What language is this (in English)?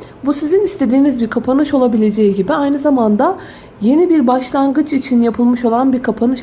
Turkish